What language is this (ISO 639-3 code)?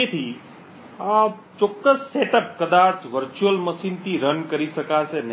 guj